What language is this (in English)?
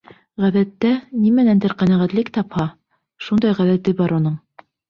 Bashkir